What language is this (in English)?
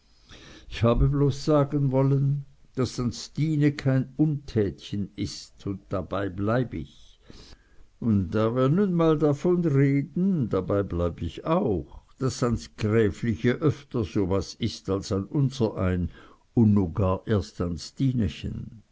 German